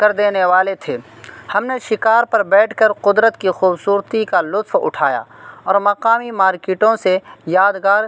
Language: Urdu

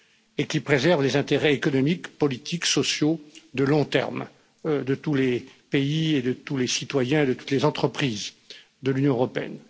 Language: French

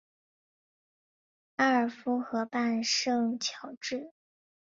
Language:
Chinese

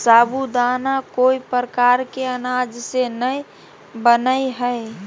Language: Magahi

